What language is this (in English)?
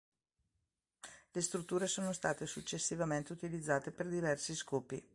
Italian